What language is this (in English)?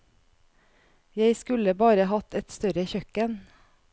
Norwegian